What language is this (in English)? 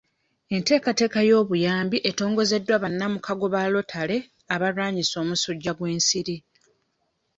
Ganda